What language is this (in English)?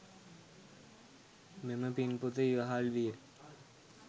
Sinhala